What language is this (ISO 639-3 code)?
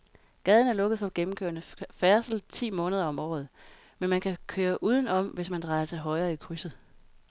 dan